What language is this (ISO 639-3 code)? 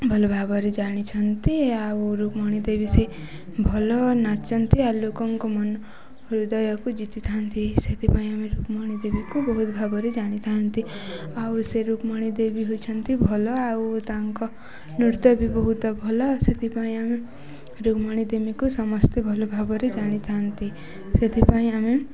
ori